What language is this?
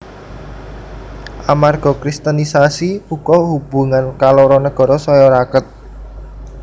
Javanese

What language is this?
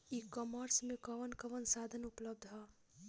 Bhojpuri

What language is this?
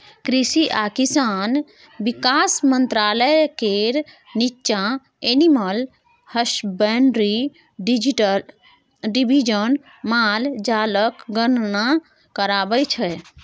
Maithili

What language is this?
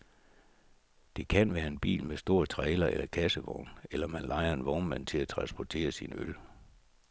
Danish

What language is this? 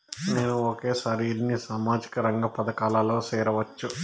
Telugu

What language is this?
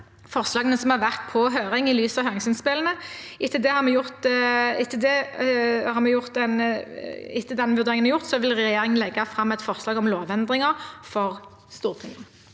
Norwegian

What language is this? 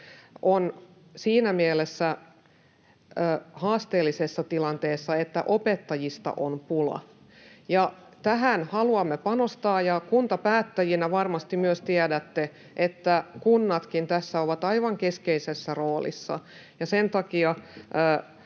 Finnish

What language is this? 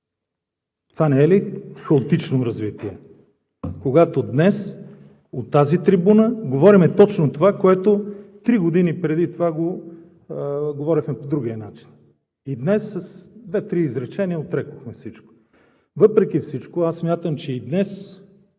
Bulgarian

